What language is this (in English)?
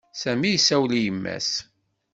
Kabyle